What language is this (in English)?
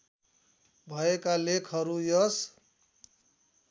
Nepali